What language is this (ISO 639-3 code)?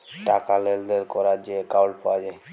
ben